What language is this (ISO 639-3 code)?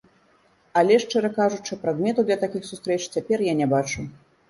bel